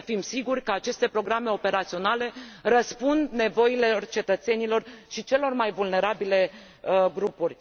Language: Romanian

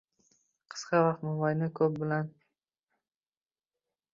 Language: Uzbek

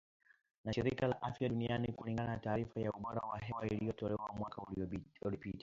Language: Swahili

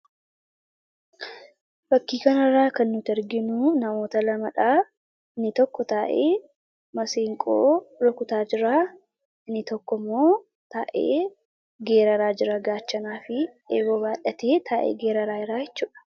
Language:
Oromo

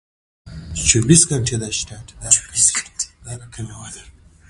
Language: Pashto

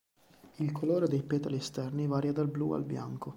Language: Italian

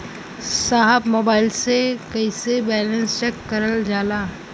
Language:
Bhojpuri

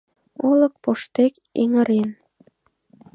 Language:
Mari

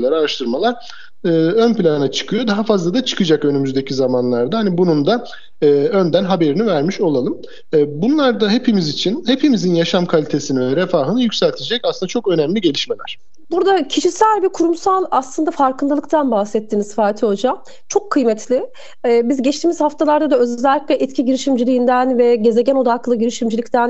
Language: Turkish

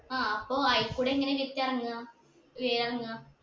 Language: Malayalam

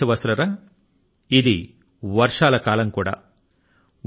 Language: Telugu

